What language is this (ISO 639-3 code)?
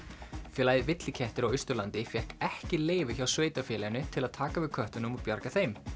isl